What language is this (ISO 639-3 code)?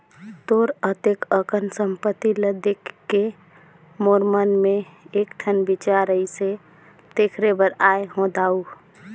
hne